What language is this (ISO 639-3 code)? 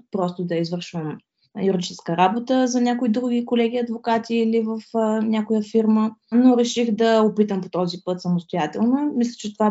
bul